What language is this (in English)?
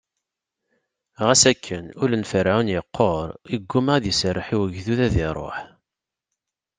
Kabyle